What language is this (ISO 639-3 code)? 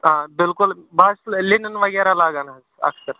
kas